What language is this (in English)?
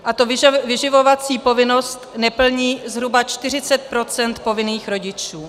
Czech